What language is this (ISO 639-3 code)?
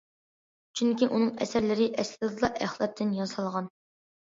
uig